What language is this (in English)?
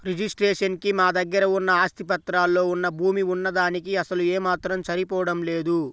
Telugu